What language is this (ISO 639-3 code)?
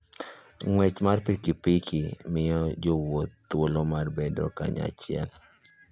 luo